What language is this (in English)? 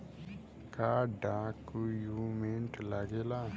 Bhojpuri